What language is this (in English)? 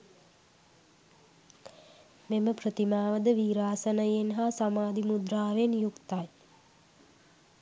Sinhala